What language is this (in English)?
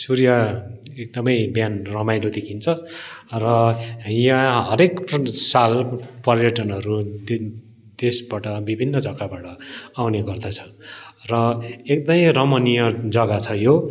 Nepali